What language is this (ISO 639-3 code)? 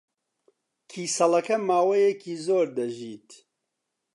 ckb